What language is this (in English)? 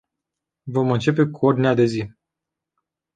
Romanian